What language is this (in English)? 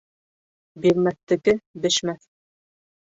Bashkir